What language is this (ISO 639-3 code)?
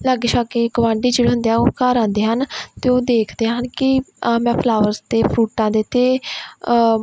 pan